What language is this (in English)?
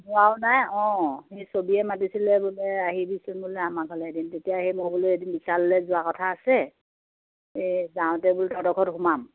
Assamese